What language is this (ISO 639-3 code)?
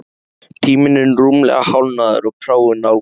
isl